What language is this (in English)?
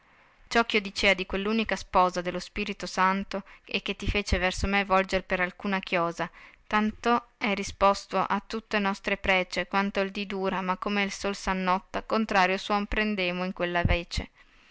Italian